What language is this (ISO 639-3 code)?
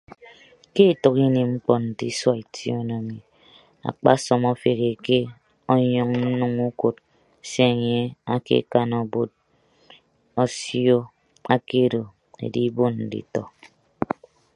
ibb